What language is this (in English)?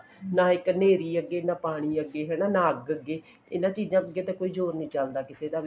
Punjabi